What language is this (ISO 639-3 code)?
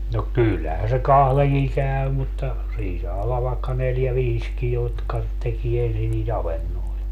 fin